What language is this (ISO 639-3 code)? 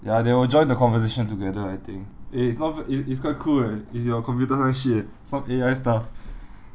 eng